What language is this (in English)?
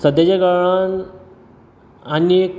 Konkani